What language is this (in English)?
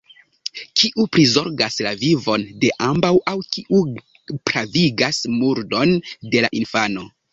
Esperanto